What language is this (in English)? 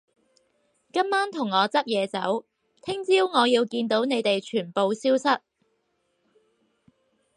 Cantonese